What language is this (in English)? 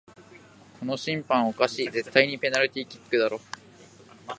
Japanese